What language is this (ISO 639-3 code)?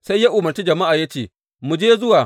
hau